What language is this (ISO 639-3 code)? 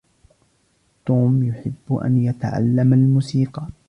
ara